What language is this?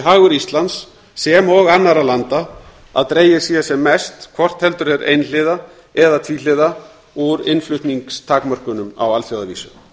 Icelandic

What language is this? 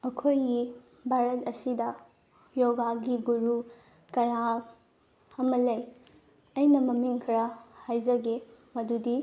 Manipuri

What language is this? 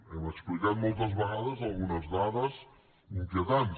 Catalan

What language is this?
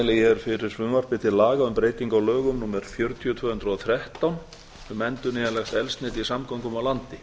Icelandic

